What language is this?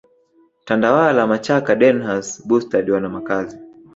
Swahili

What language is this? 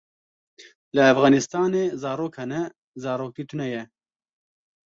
Kurdish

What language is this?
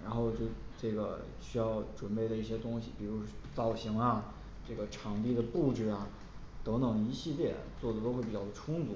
Chinese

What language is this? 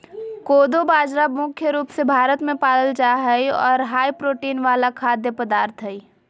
Magahi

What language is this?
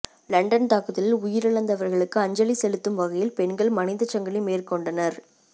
Tamil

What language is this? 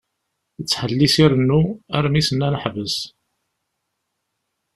Kabyle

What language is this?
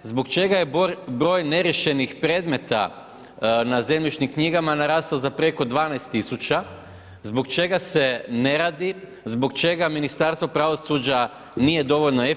Croatian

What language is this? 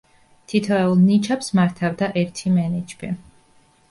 Georgian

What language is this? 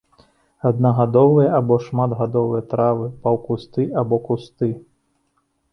Belarusian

